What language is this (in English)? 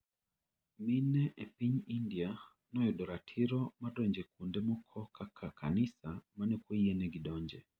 Luo (Kenya and Tanzania)